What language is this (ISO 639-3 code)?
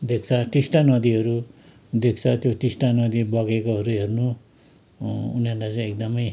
nep